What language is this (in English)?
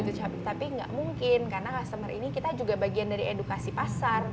Indonesian